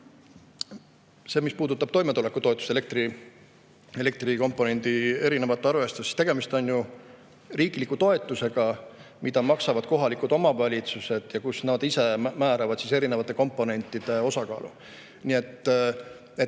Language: Estonian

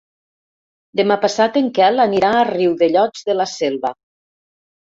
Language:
Catalan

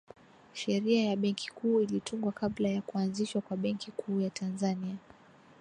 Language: Swahili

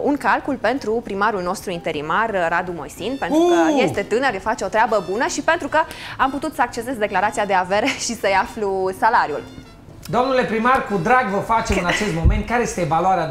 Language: Romanian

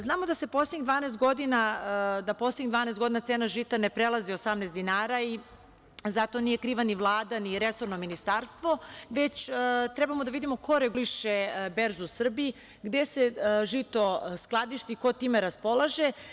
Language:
Serbian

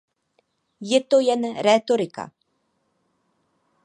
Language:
Czech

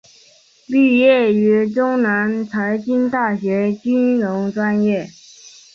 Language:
Chinese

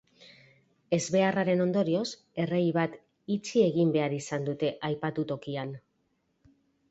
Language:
Basque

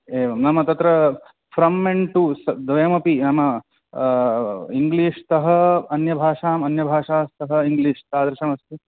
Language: Sanskrit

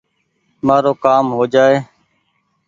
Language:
Goaria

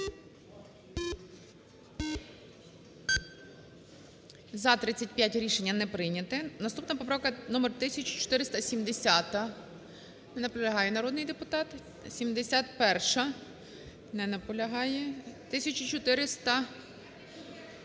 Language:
Ukrainian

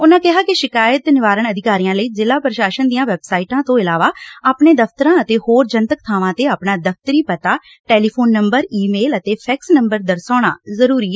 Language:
Punjabi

